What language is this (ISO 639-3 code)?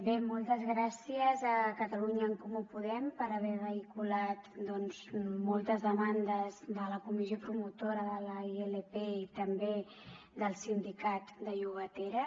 cat